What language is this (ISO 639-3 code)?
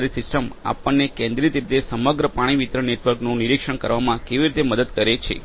guj